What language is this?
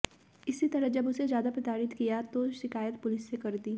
Hindi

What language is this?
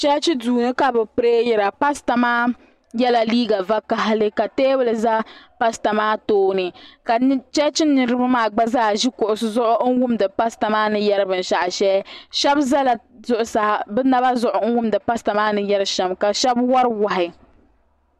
Dagbani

